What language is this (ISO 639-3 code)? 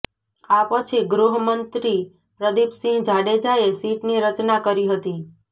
guj